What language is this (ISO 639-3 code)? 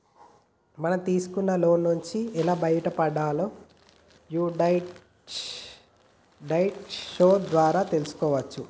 tel